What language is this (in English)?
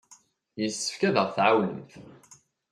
Kabyle